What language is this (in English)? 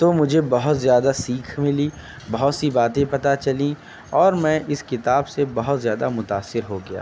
Urdu